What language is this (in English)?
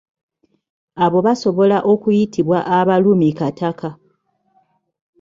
Ganda